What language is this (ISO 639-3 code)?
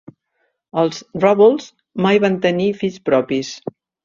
cat